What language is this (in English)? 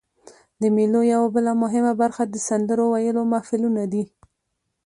Pashto